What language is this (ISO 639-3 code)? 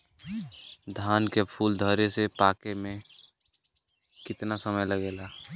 bho